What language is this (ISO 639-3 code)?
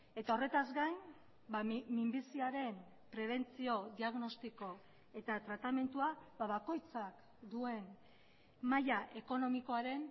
eus